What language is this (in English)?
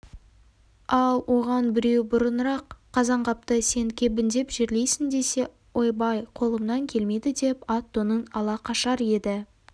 Kazakh